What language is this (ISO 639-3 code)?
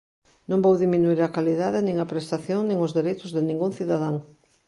glg